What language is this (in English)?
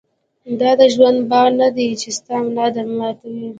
Pashto